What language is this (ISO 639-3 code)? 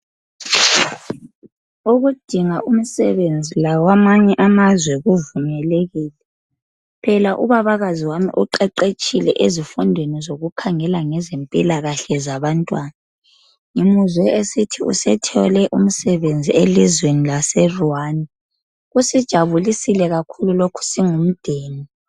nde